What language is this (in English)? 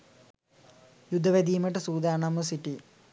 Sinhala